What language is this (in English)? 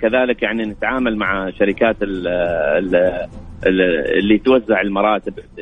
Arabic